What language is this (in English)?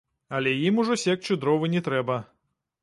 Belarusian